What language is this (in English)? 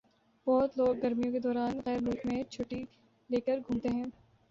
Urdu